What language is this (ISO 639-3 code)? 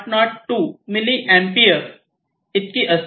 mar